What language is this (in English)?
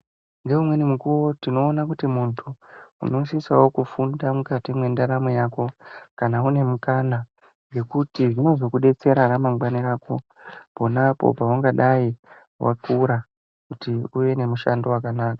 Ndau